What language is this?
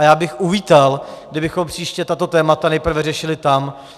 Czech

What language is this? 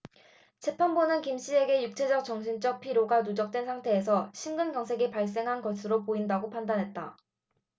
Korean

